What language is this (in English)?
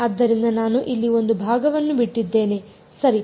Kannada